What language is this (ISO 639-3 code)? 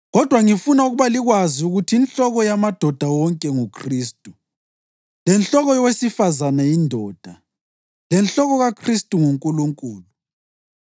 nde